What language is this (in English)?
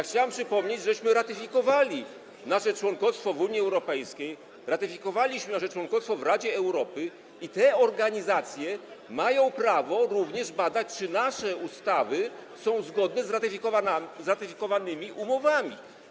Polish